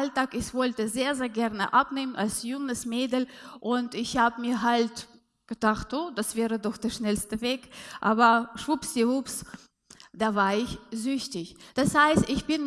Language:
German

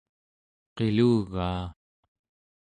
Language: Central Yupik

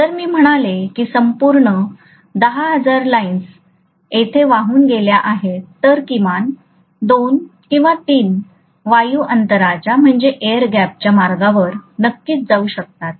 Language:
Marathi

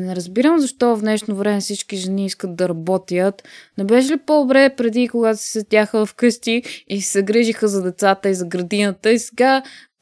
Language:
Bulgarian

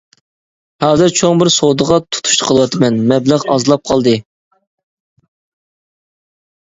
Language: Uyghur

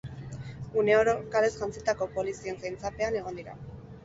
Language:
Basque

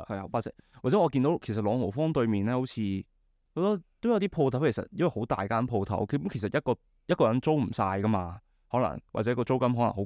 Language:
Chinese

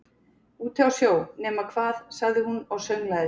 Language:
Icelandic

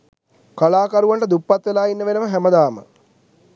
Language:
Sinhala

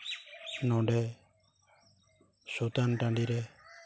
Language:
Santali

